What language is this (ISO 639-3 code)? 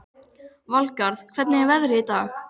isl